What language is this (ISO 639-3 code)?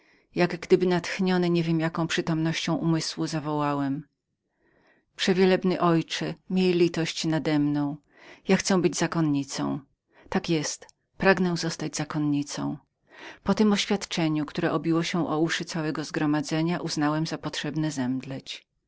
pol